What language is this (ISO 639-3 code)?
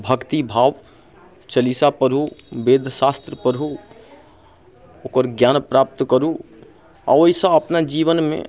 mai